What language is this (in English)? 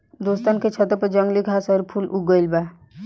Bhojpuri